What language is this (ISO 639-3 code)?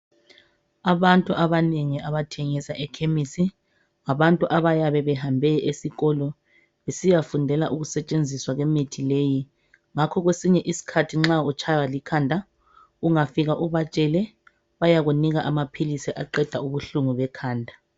nde